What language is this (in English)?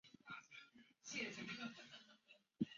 Chinese